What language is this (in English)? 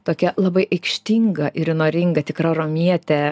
Lithuanian